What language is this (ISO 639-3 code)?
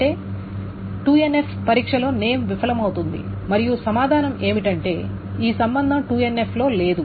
tel